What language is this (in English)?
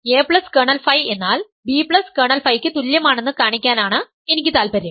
Malayalam